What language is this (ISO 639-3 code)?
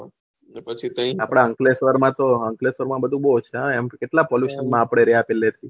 guj